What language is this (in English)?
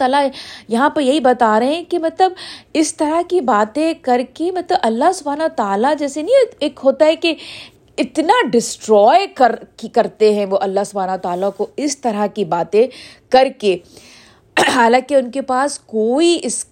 Urdu